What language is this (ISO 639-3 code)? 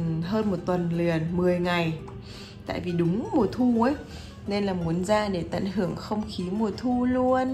vie